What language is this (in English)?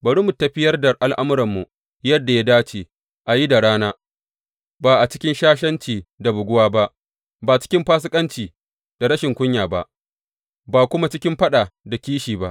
Hausa